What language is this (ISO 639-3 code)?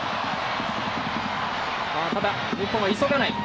jpn